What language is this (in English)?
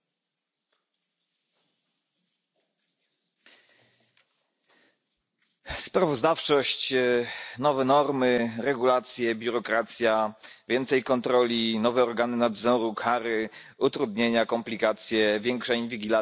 Polish